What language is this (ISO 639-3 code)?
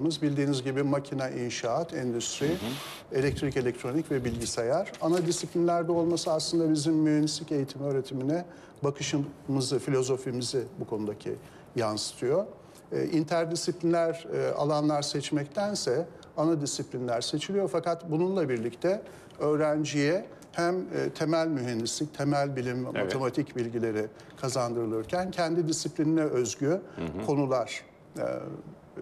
tur